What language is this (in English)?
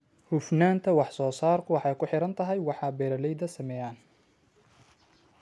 Somali